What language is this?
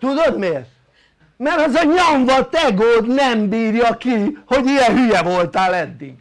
Hungarian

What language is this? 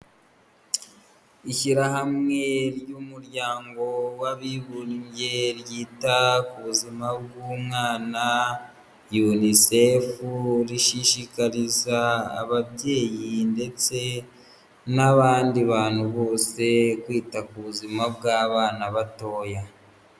Kinyarwanda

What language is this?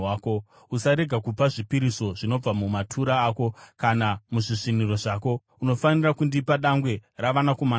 Shona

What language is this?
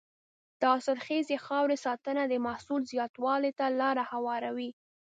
Pashto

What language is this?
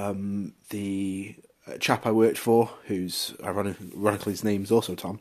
English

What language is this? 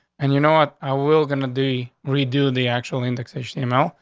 English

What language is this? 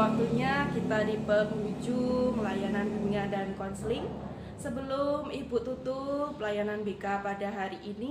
Indonesian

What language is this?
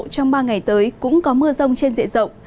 Vietnamese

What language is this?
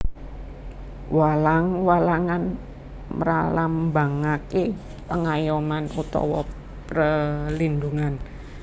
Javanese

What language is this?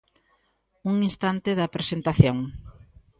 Galician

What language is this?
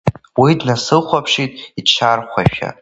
Abkhazian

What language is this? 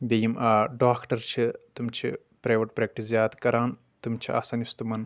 Kashmiri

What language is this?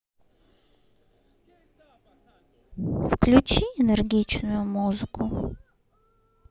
Russian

